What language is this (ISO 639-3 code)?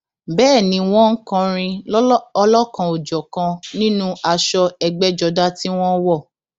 yor